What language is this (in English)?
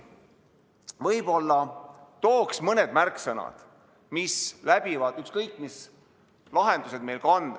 Estonian